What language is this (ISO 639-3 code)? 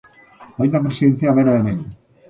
eus